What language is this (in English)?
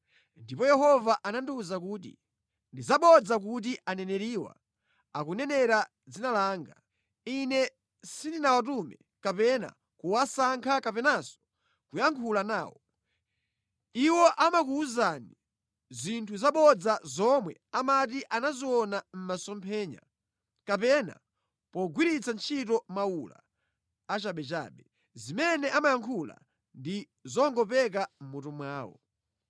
Nyanja